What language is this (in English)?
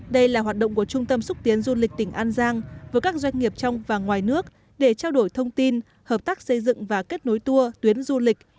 Vietnamese